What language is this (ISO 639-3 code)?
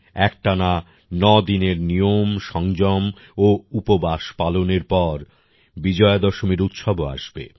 ben